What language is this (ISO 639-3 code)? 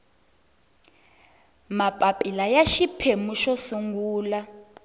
tso